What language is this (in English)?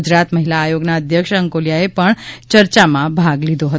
Gujarati